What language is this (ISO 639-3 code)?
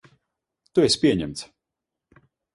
lav